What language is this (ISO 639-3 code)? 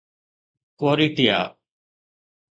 snd